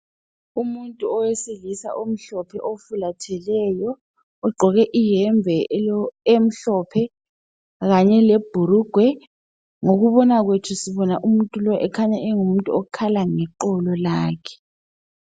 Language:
North Ndebele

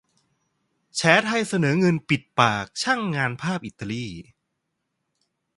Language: Thai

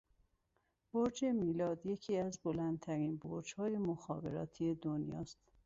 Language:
Persian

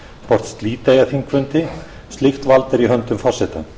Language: Icelandic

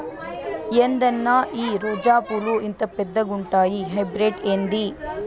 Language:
Telugu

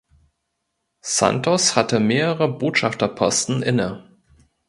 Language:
German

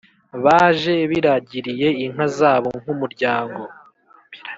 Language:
Kinyarwanda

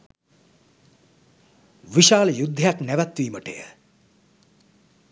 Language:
Sinhala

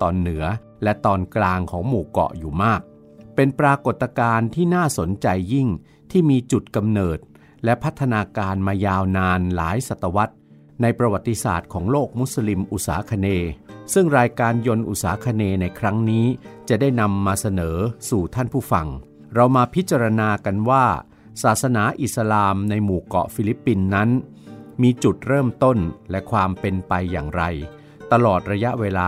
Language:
Thai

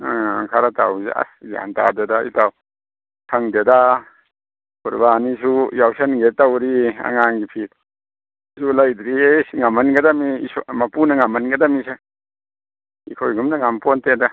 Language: Manipuri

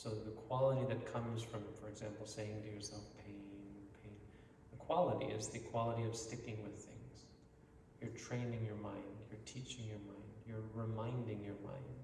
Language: English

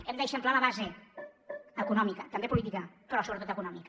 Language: Catalan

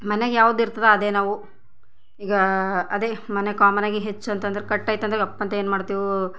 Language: Kannada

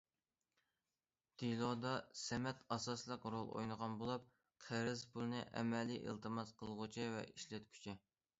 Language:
Uyghur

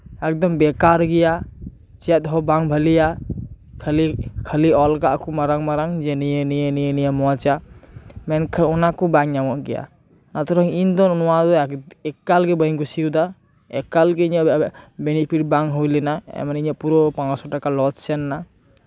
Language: Santali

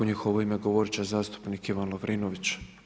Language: Croatian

